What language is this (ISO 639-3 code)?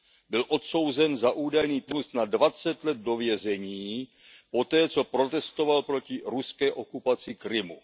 ces